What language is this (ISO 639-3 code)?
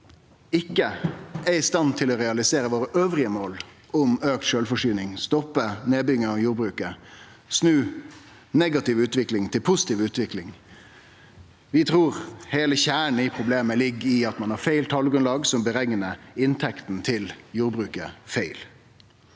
nor